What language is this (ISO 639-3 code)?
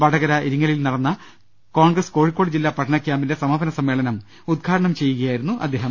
mal